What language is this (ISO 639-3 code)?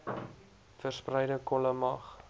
afr